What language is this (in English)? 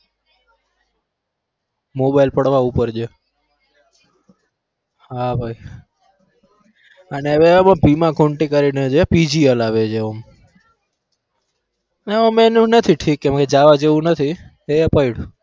Gujarati